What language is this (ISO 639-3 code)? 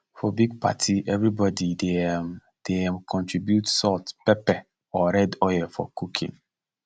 pcm